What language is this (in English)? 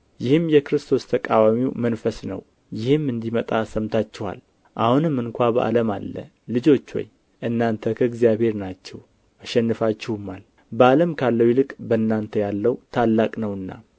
Amharic